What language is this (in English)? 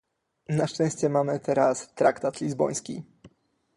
Polish